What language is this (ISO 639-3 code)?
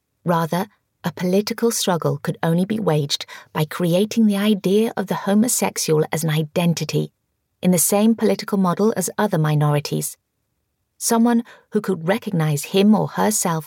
eng